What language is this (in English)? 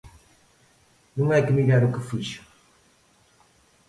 Galician